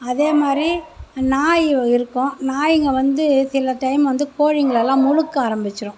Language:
Tamil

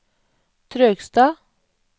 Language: Norwegian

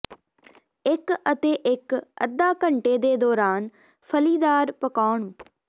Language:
Punjabi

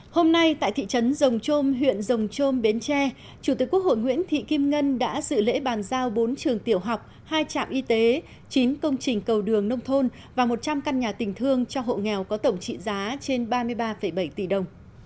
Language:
Vietnamese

